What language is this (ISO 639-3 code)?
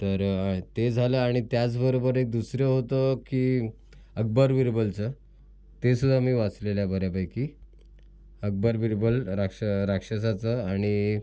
mar